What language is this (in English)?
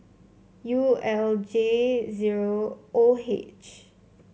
English